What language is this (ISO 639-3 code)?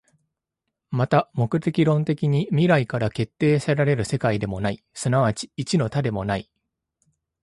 jpn